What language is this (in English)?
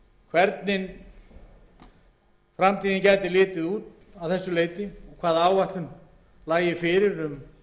Icelandic